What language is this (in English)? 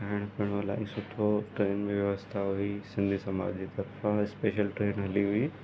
Sindhi